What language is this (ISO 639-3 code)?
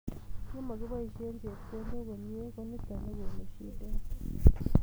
kln